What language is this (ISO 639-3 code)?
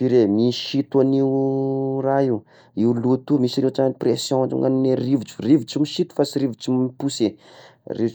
tkg